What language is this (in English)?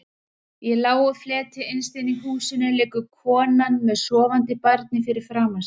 Icelandic